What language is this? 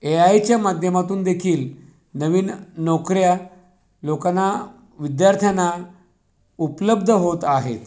Marathi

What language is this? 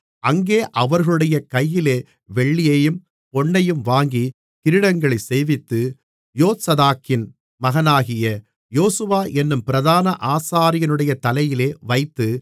Tamil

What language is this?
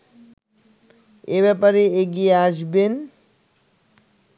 Bangla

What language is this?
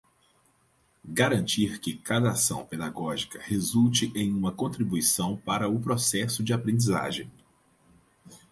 Portuguese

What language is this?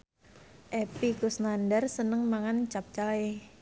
Javanese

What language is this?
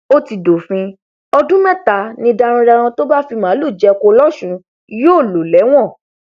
Yoruba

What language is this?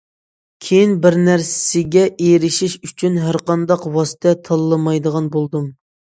Uyghur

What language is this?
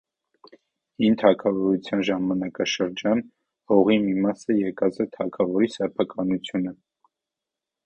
Armenian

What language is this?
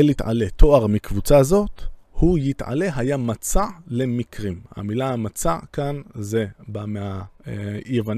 Hebrew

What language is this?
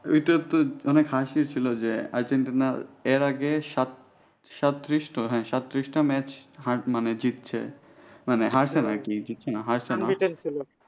Bangla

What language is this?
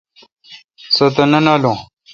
Kalkoti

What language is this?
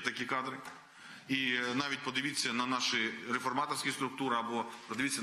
Ukrainian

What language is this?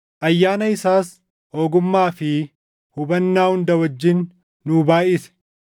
Oromo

